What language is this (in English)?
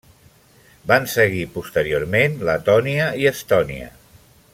Catalan